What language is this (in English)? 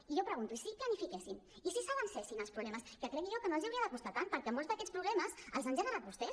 Catalan